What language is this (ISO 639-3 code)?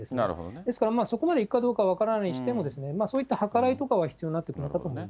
jpn